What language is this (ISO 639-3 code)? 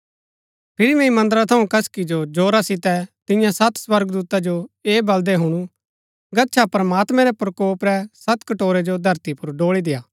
gbk